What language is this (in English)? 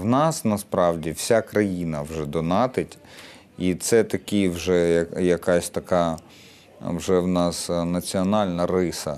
Ukrainian